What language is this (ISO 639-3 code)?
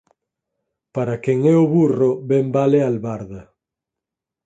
glg